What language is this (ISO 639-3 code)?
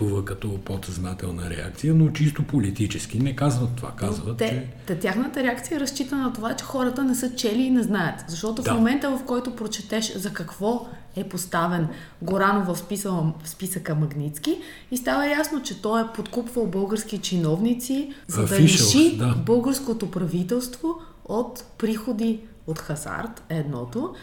bul